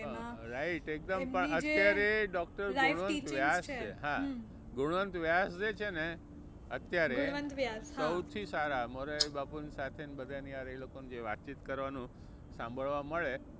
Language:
Gujarati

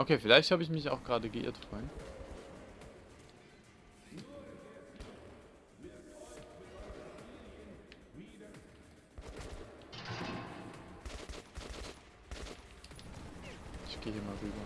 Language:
German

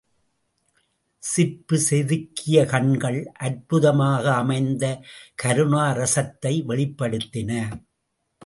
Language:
Tamil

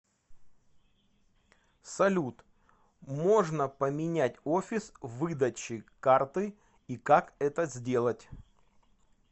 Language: Russian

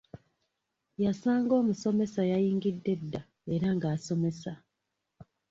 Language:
Ganda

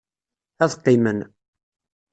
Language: Kabyle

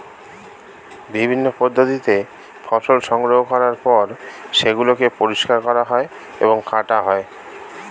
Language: Bangla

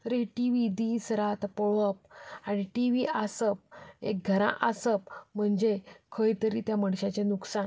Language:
Konkani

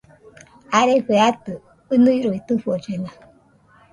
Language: Nüpode Huitoto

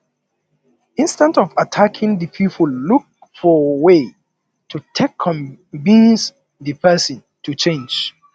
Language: Nigerian Pidgin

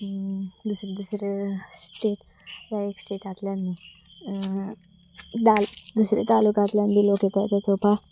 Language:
Konkani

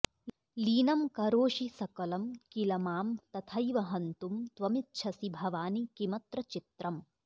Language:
Sanskrit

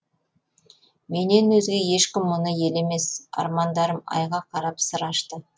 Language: Kazakh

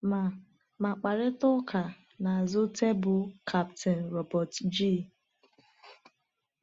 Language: Igbo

